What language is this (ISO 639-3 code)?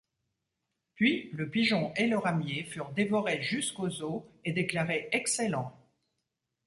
fra